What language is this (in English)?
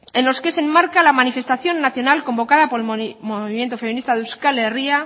Spanish